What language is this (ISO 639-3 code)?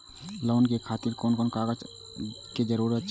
mai